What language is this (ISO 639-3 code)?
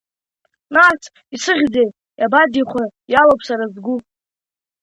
abk